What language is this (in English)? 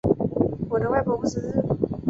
Chinese